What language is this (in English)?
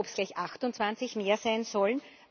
German